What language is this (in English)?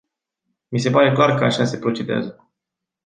Romanian